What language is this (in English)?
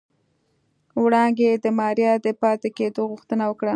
Pashto